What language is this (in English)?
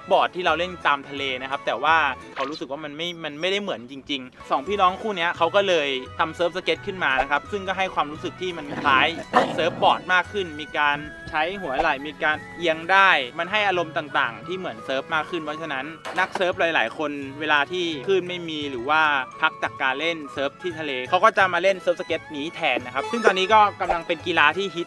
Thai